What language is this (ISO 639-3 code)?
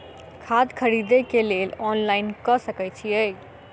mai